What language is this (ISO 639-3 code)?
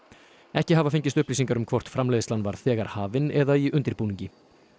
isl